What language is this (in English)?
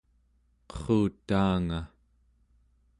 Central Yupik